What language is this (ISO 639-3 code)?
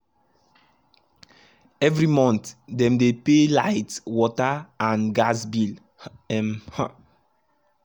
pcm